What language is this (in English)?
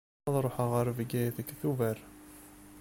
Kabyle